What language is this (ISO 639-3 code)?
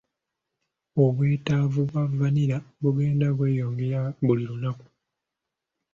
lug